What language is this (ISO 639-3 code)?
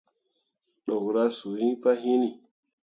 mua